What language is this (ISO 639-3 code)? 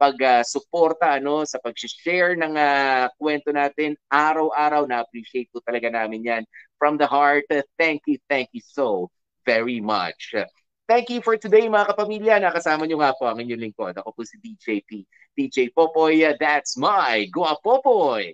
fil